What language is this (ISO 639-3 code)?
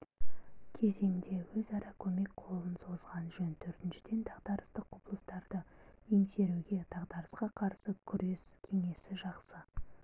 kaz